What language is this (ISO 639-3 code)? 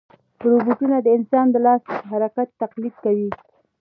pus